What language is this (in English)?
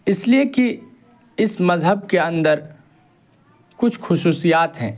Urdu